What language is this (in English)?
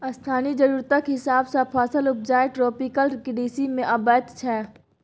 Maithili